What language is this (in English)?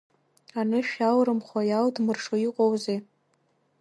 Abkhazian